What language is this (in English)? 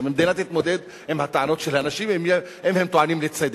Hebrew